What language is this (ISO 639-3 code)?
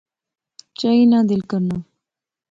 phr